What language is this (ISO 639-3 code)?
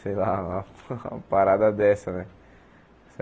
por